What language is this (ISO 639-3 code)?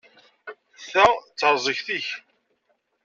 kab